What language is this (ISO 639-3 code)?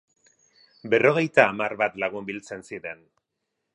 eus